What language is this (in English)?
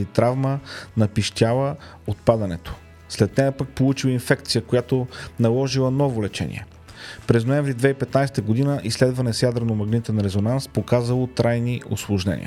Bulgarian